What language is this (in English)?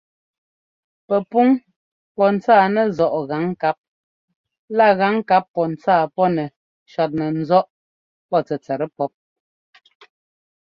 Ngomba